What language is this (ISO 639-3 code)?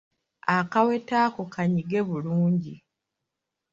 lug